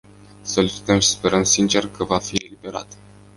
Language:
Romanian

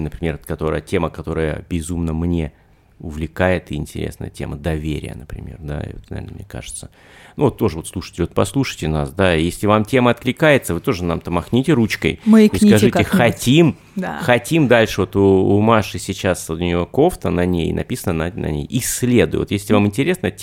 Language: Russian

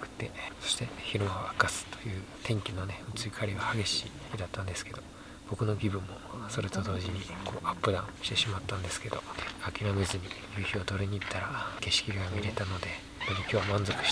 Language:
Japanese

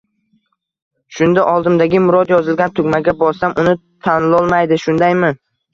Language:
Uzbek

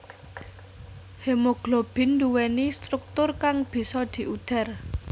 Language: Javanese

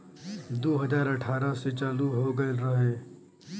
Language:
Bhojpuri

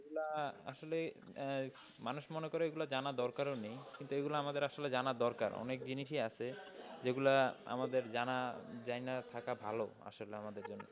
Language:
Bangla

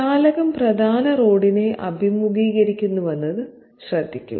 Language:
Malayalam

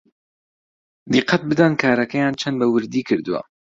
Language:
Central Kurdish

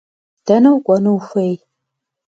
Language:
Kabardian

